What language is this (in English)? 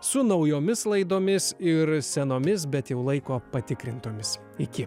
Lithuanian